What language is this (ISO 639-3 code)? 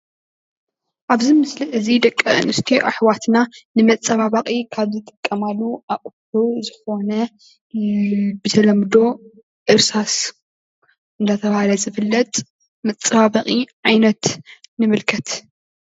tir